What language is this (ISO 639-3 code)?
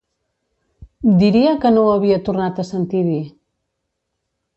cat